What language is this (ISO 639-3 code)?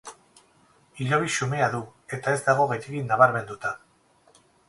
eus